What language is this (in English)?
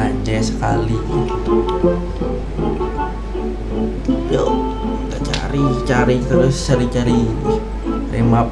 Indonesian